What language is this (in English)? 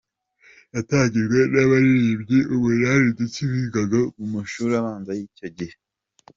Kinyarwanda